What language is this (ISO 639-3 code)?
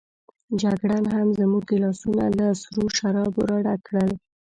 pus